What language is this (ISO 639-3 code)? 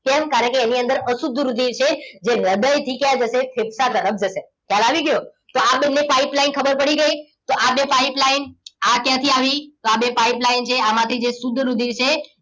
guj